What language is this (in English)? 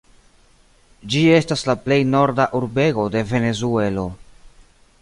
Esperanto